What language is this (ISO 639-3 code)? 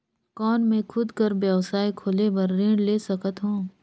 hne